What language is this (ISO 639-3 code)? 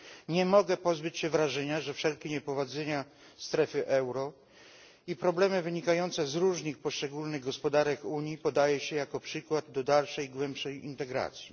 pol